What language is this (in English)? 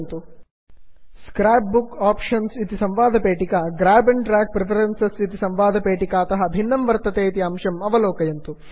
Sanskrit